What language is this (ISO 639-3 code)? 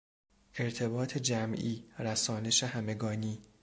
fas